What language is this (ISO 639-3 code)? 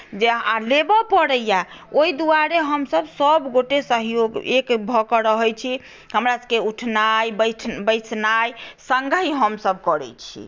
mai